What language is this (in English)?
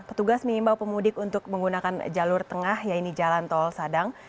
Indonesian